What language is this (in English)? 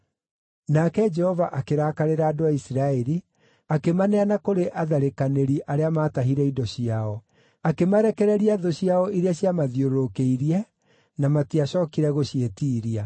Kikuyu